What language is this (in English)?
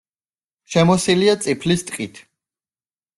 Georgian